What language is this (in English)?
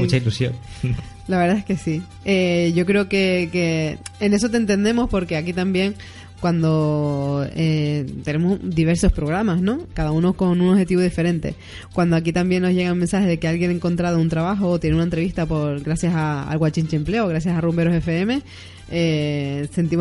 Spanish